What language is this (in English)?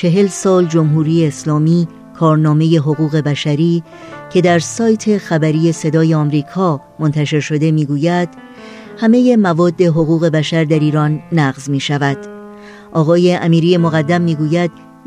Persian